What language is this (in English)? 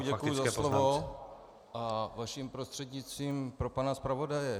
Czech